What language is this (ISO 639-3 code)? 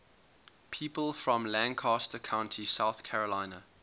eng